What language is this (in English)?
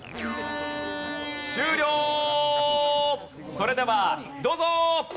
Japanese